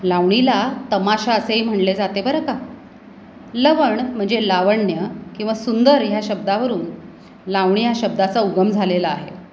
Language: Marathi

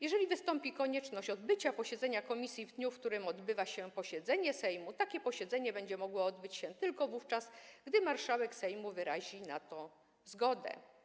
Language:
Polish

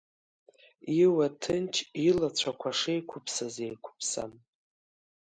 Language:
Abkhazian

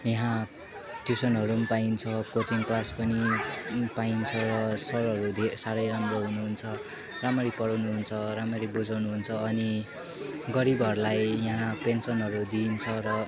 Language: Nepali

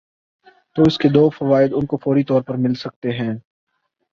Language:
Urdu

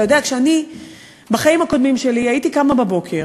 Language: Hebrew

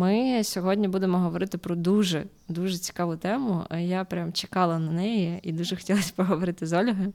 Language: Ukrainian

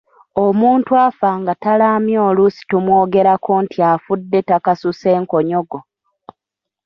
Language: Ganda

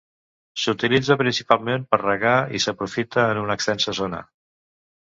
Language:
Catalan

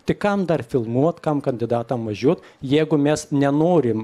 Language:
Lithuanian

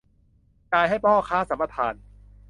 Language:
Thai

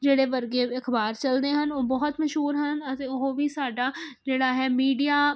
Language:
Punjabi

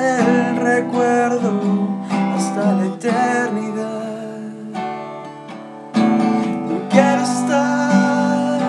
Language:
Spanish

